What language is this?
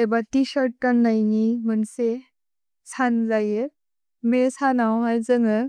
Bodo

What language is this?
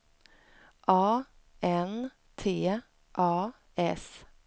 Swedish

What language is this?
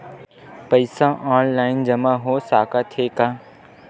Chhattisgarhi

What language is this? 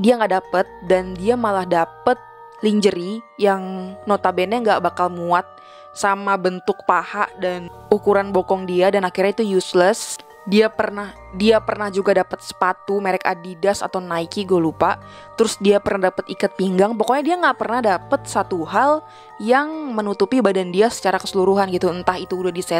Indonesian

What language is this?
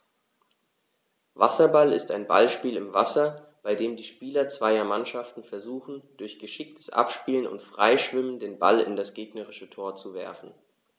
German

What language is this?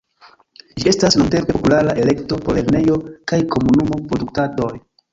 Esperanto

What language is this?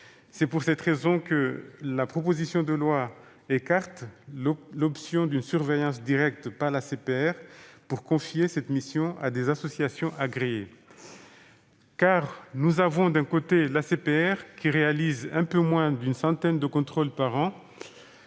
French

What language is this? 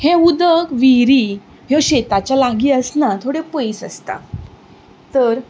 Konkani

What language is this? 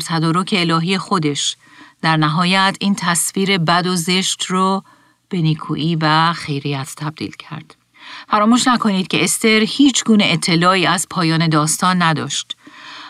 Persian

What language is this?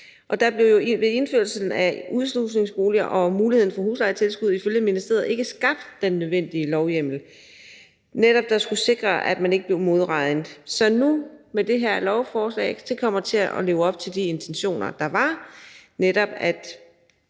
Danish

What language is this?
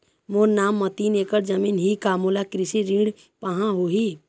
Chhattisgarhi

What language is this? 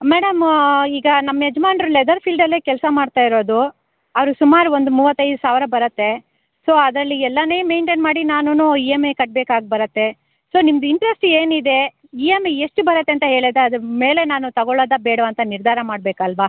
Kannada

